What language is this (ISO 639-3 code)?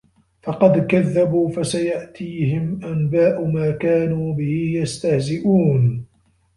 ara